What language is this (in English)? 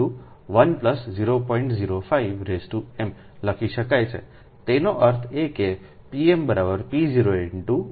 Gujarati